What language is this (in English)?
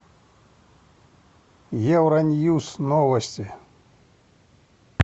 Russian